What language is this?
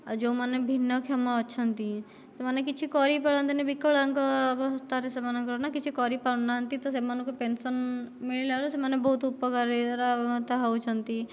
Odia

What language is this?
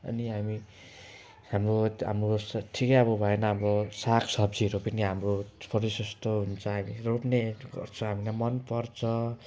Nepali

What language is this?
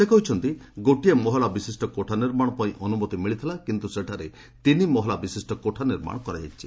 Odia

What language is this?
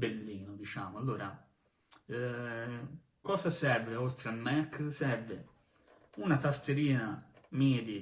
Italian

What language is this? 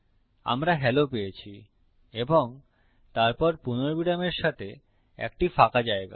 Bangla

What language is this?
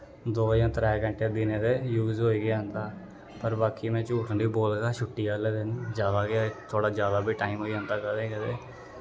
Dogri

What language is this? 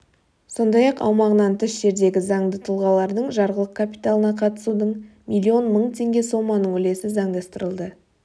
Kazakh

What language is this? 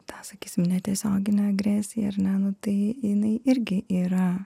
Lithuanian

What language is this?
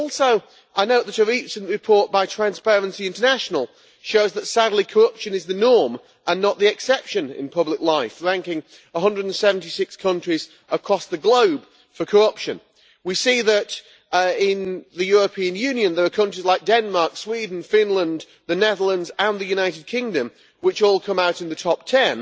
English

